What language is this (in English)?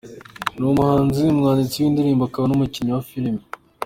Kinyarwanda